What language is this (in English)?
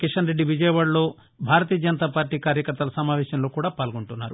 Telugu